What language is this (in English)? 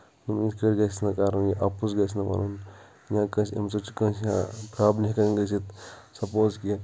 Kashmiri